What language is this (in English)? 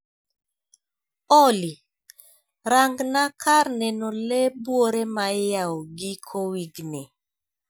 Luo (Kenya and Tanzania)